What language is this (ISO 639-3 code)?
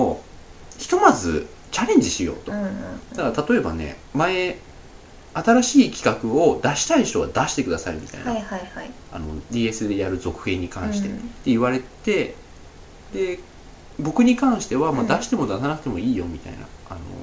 jpn